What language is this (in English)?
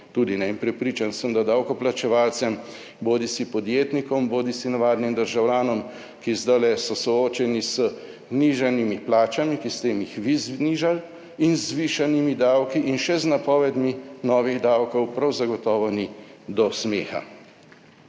Slovenian